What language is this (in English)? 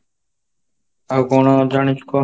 Odia